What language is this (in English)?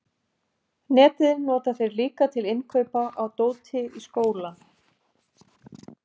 Icelandic